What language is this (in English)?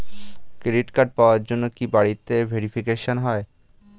Bangla